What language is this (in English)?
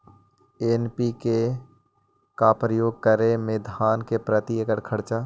Magahi